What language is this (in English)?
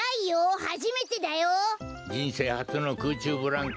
Japanese